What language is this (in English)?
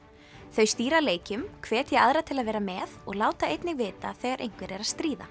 Icelandic